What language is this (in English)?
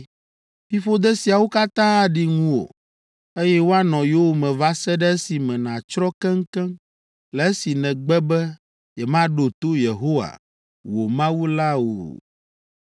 Ewe